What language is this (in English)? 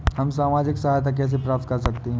Hindi